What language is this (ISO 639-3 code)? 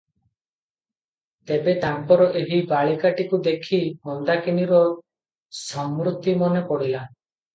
ori